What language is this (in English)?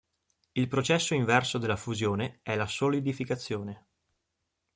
Italian